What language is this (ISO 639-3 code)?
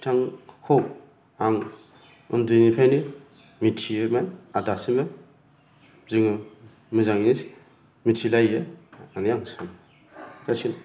brx